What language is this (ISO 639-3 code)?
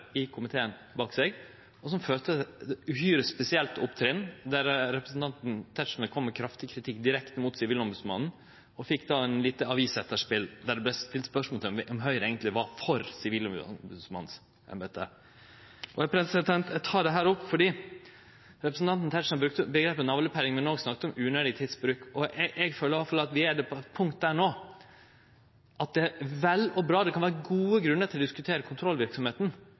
nno